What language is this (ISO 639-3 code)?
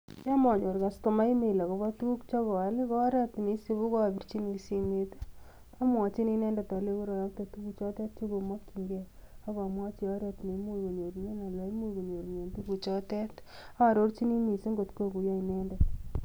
kln